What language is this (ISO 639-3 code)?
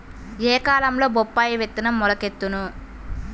tel